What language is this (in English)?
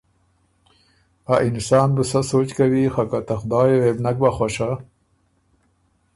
Ormuri